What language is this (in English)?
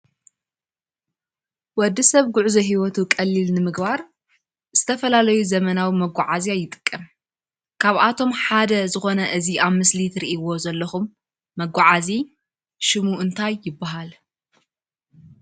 Tigrinya